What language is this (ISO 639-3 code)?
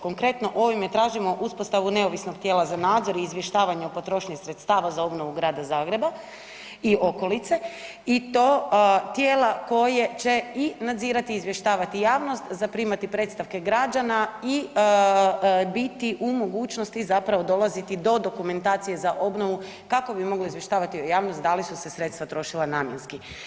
hrv